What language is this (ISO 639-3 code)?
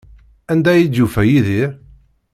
kab